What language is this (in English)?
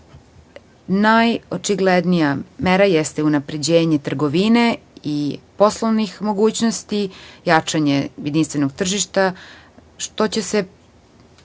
Serbian